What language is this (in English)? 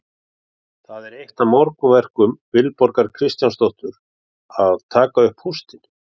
Icelandic